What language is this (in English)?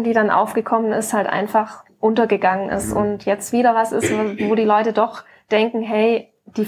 German